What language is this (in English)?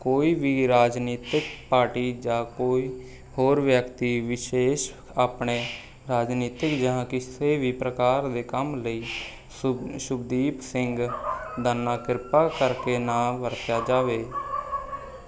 Punjabi